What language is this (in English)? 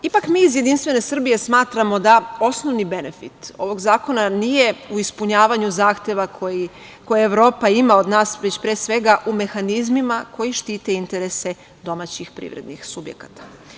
Serbian